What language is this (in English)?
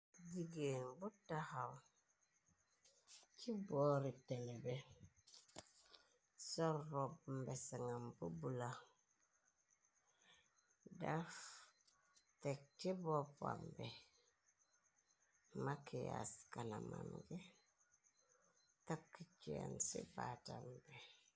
Wolof